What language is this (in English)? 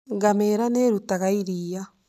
Kikuyu